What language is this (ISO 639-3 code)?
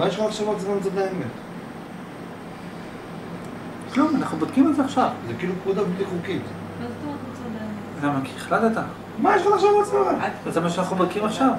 heb